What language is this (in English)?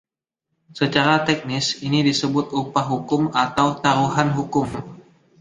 Indonesian